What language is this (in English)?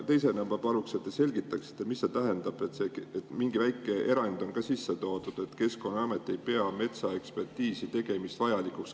Estonian